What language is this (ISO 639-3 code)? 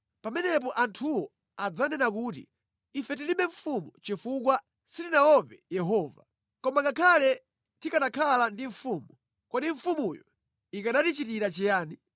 nya